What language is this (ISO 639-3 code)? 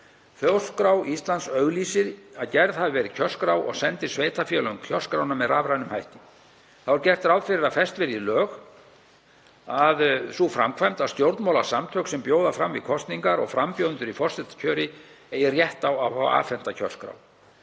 isl